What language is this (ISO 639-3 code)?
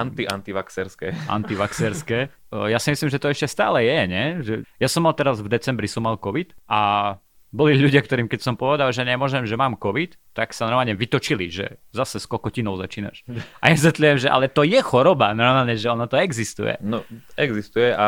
slk